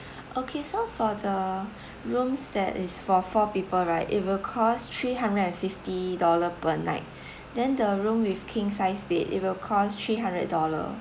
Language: English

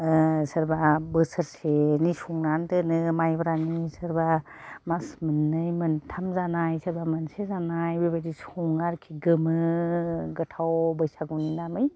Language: Bodo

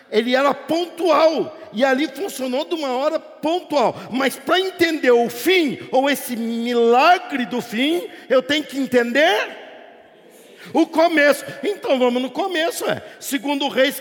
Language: Portuguese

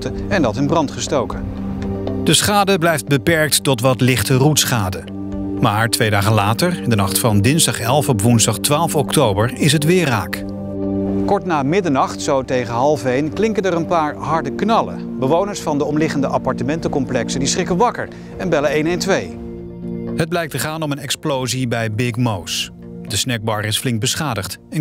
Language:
Dutch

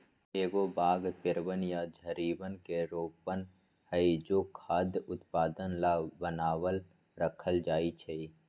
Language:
Magahi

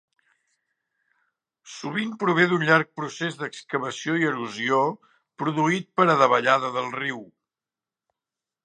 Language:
Catalan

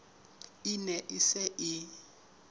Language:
Southern Sotho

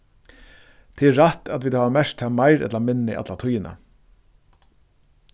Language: Faroese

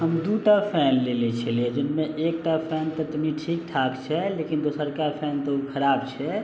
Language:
Maithili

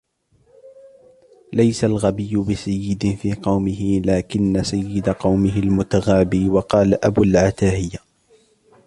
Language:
Arabic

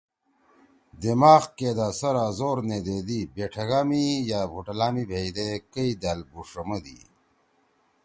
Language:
Torwali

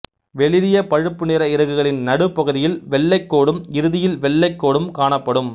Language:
Tamil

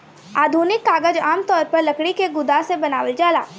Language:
Bhojpuri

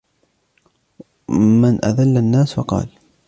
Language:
Arabic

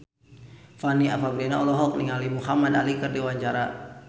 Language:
Sundanese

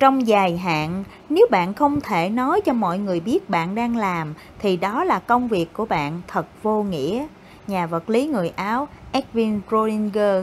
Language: Vietnamese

